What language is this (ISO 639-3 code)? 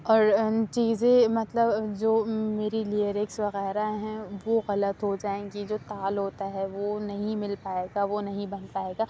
urd